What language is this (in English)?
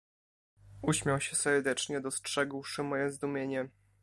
Polish